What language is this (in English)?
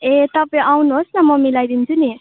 Nepali